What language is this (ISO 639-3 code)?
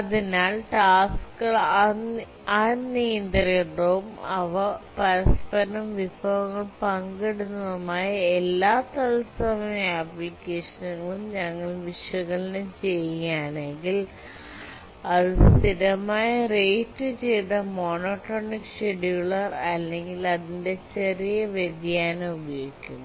mal